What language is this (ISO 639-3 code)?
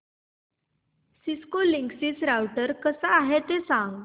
mar